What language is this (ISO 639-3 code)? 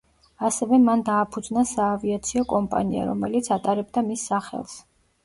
kat